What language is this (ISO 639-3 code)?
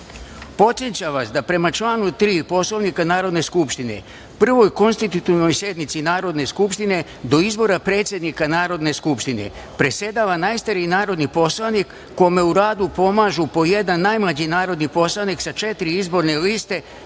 srp